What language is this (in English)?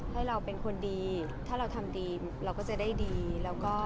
Thai